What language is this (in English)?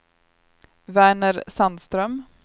Swedish